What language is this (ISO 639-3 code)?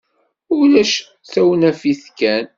kab